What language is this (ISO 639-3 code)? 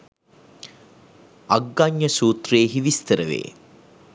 sin